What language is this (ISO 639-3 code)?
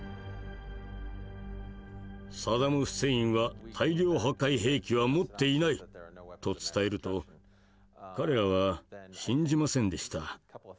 jpn